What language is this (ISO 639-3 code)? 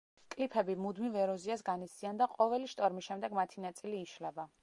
kat